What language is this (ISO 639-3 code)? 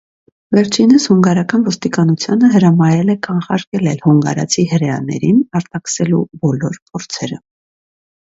hye